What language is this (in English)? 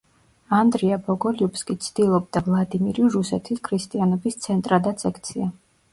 Georgian